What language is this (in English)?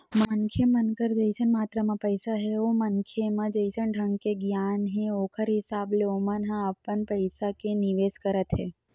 Chhattisgarhi